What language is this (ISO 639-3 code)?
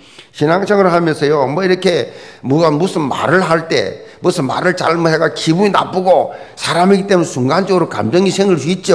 kor